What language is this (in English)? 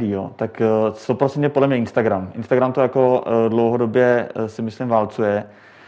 Czech